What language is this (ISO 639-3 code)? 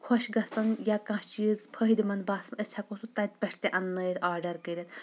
kas